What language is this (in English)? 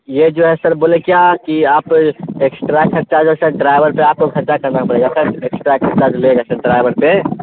Urdu